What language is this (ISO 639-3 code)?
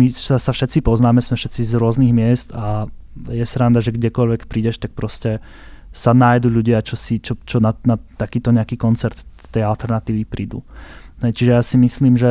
slk